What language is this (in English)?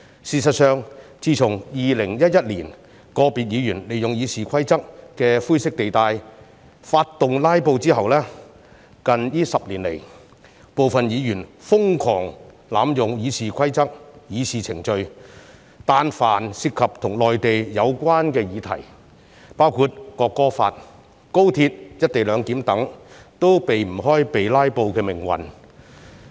Cantonese